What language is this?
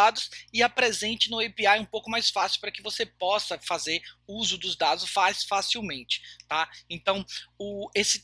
Portuguese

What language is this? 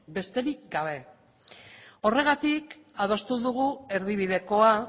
Basque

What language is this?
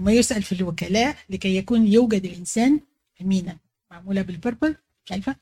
Arabic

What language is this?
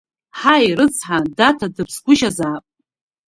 Abkhazian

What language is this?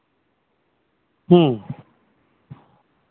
Santali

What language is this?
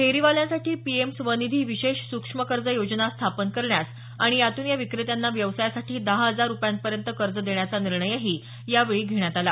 Marathi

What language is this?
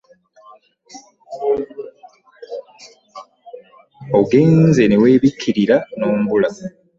Ganda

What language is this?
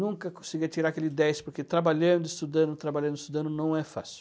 Portuguese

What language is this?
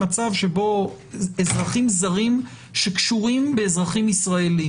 Hebrew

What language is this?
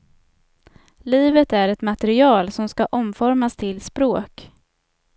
Swedish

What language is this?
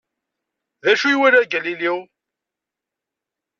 Kabyle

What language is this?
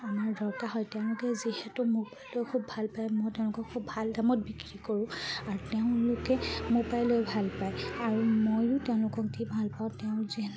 Assamese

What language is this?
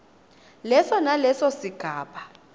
Swati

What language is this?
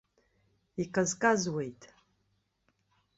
Abkhazian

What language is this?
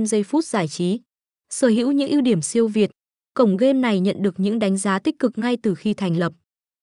Vietnamese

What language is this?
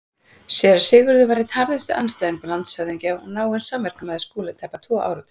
Icelandic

